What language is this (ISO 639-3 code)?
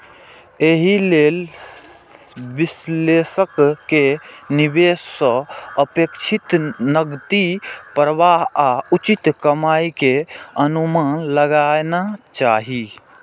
mai